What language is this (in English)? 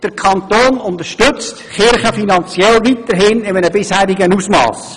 Swiss German